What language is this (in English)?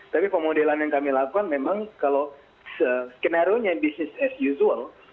Indonesian